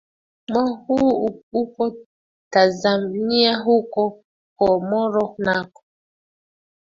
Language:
Swahili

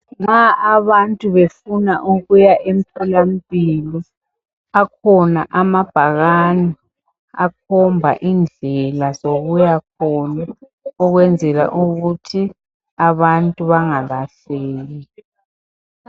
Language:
North Ndebele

